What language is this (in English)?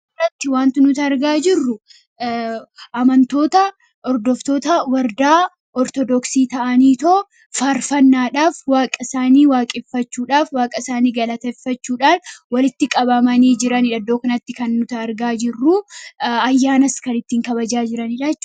Oromo